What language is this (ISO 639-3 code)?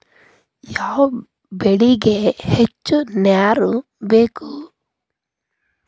kan